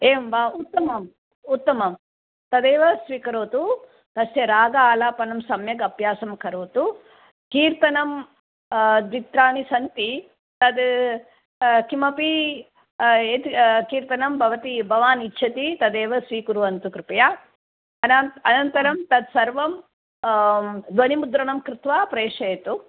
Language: Sanskrit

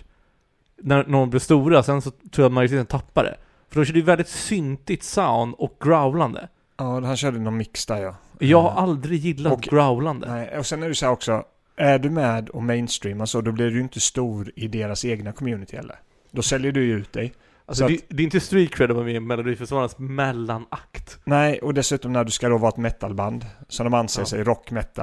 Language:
Swedish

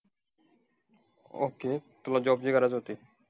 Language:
Marathi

